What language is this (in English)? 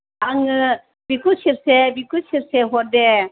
Bodo